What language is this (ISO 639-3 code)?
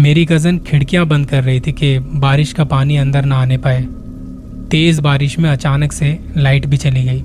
hin